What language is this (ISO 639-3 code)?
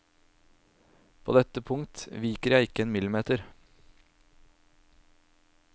nor